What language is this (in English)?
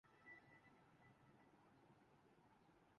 Urdu